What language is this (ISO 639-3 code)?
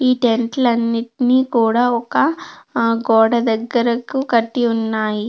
tel